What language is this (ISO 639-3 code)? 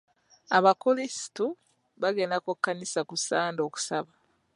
lug